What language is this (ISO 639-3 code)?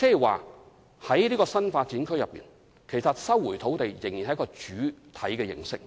yue